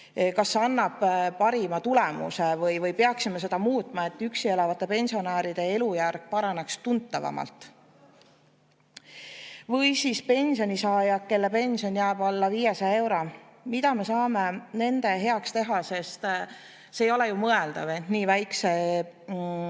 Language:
Estonian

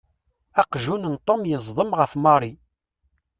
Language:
Kabyle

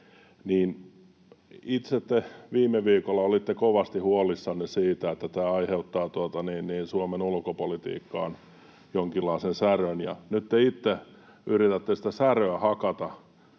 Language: Finnish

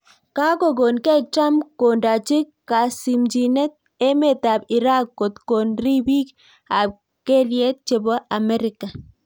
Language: Kalenjin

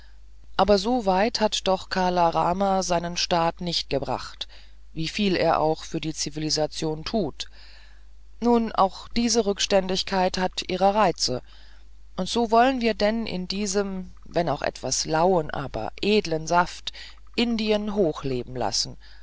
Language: German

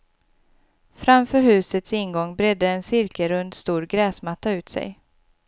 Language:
Swedish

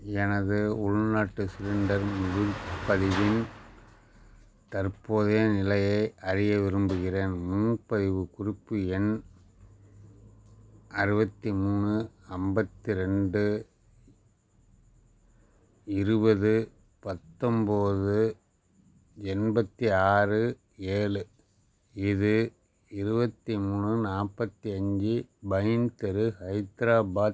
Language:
Tamil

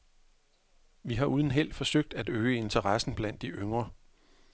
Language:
Danish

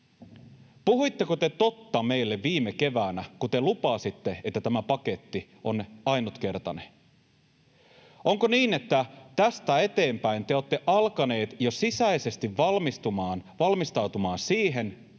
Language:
Finnish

